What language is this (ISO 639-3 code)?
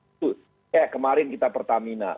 ind